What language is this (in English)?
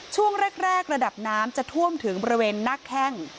Thai